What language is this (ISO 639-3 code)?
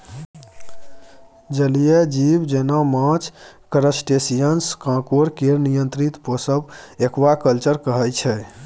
mai